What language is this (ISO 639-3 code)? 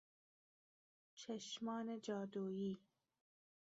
fas